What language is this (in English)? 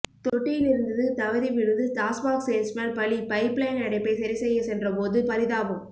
Tamil